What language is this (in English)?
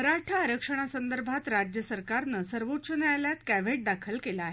Marathi